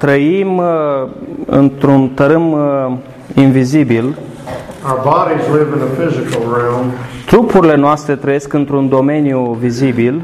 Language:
Romanian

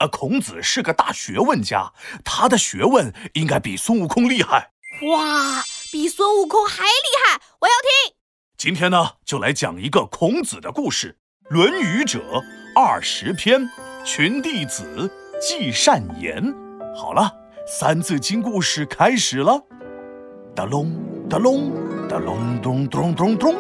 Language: Chinese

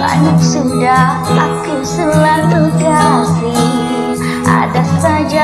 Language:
Indonesian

